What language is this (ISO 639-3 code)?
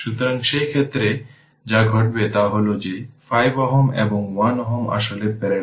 ben